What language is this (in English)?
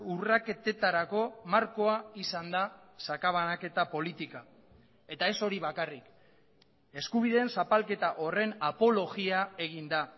Basque